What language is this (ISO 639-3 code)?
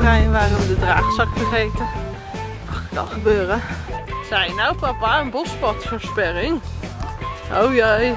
nld